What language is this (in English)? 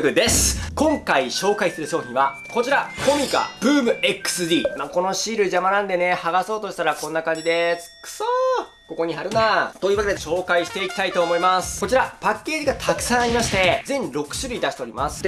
Japanese